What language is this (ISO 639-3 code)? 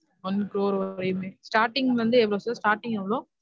tam